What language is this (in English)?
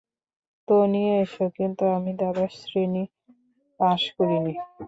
Bangla